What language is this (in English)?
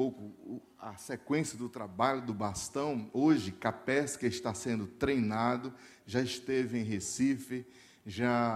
Portuguese